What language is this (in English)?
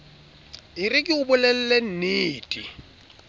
Southern Sotho